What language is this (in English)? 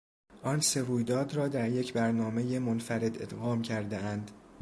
Persian